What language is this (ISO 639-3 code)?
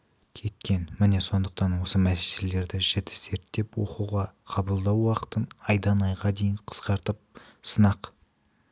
kaz